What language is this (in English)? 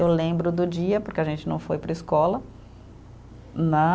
Portuguese